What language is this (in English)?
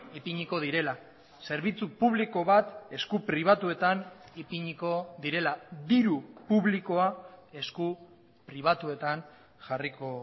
Basque